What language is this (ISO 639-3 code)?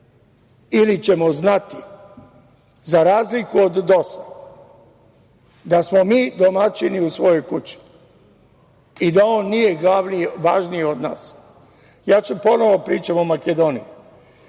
srp